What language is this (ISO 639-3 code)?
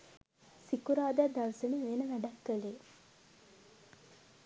sin